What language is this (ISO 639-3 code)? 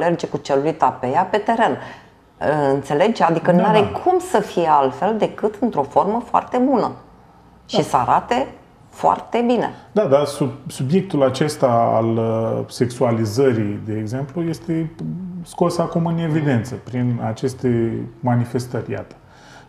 ron